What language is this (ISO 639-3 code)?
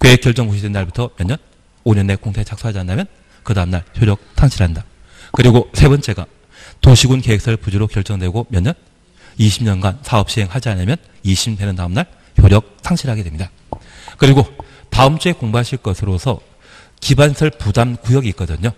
kor